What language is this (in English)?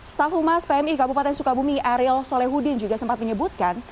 Indonesian